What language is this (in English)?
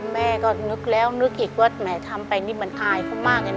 Thai